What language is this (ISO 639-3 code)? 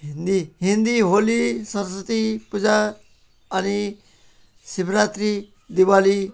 nep